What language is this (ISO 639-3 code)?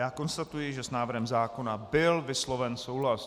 ces